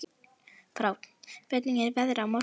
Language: Icelandic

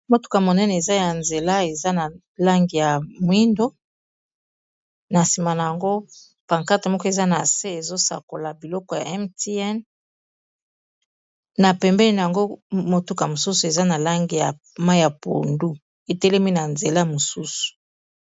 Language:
Lingala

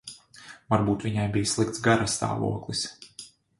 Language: Latvian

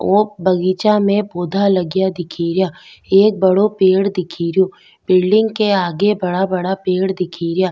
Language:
Rajasthani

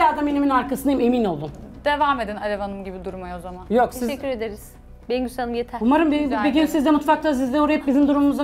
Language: Turkish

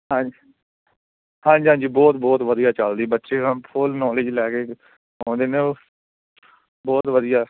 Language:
Punjabi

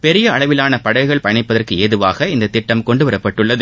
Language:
Tamil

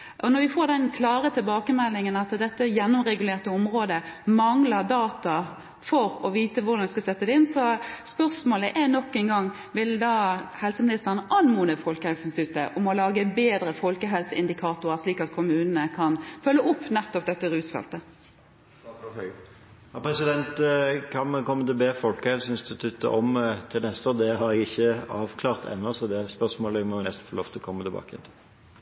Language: Norwegian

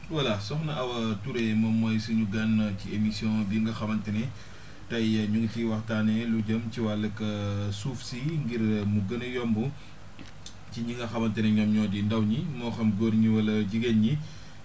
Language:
Wolof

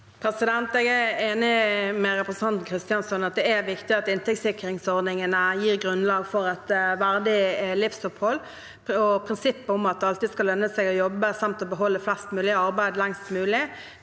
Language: Norwegian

